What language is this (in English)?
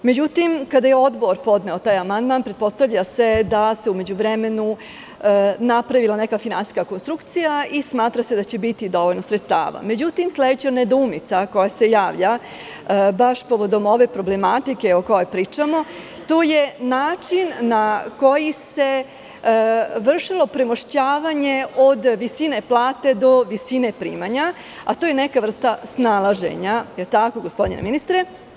Serbian